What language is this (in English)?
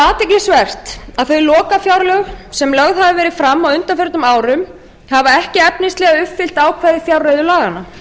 Icelandic